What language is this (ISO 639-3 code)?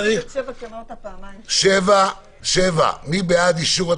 heb